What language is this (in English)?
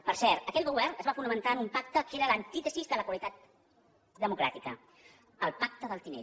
Catalan